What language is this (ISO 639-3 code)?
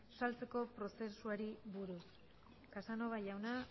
eus